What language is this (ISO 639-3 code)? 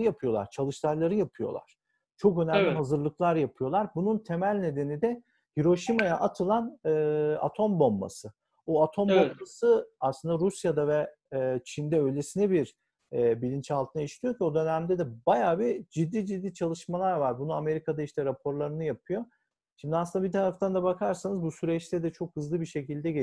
tur